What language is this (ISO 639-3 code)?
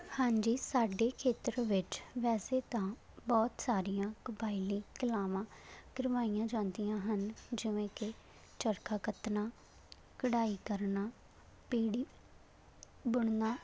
pan